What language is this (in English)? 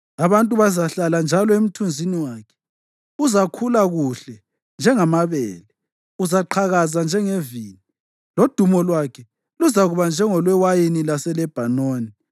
North Ndebele